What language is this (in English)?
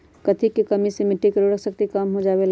Magahi